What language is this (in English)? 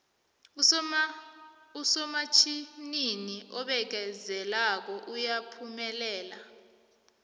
South Ndebele